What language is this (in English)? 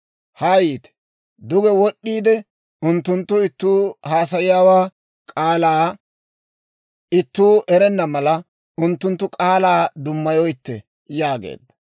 Dawro